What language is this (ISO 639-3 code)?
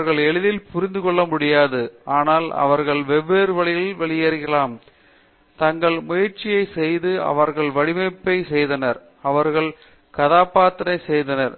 tam